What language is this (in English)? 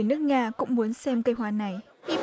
Vietnamese